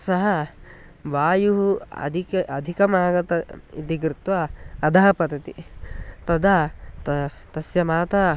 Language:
Sanskrit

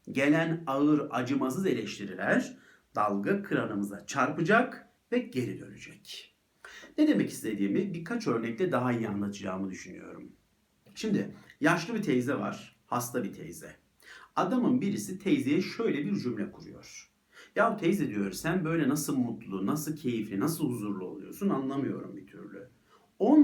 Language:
Turkish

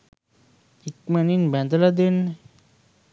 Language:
Sinhala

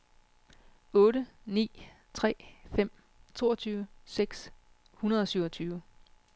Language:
Danish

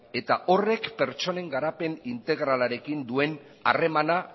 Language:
Basque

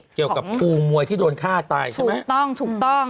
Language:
Thai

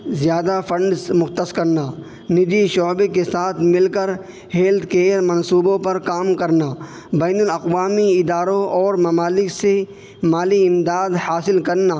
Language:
Urdu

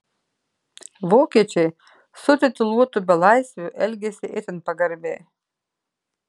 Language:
Lithuanian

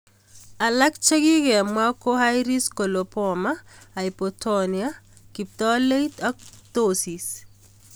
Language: Kalenjin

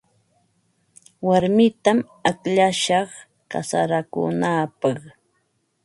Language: Ambo-Pasco Quechua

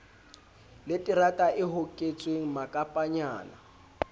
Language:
Southern Sotho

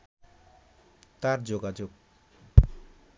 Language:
Bangla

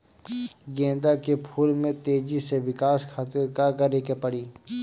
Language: Bhojpuri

